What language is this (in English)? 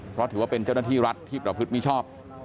Thai